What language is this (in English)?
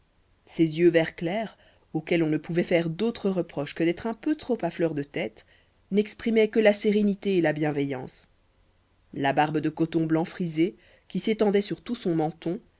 French